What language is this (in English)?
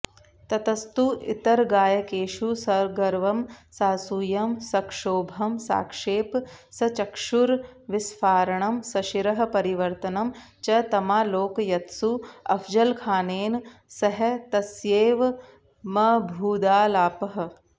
Sanskrit